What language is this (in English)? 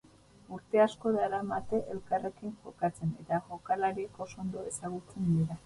Basque